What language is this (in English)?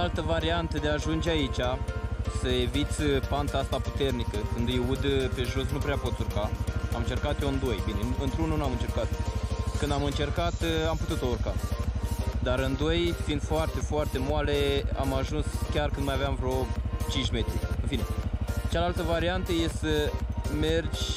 Romanian